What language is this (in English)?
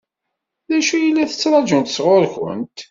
Kabyle